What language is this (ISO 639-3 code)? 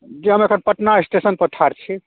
mai